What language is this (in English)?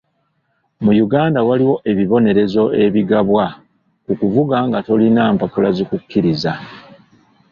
Ganda